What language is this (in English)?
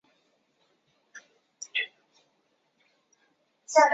Chinese